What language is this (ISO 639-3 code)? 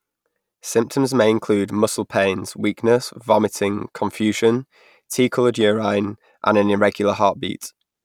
eng